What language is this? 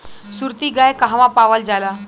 Bhojpuri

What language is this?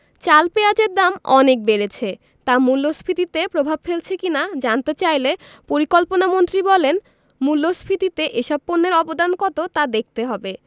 Bangla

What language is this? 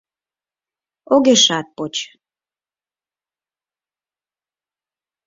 Mari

